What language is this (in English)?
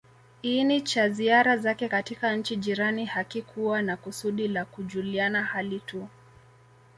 Swahili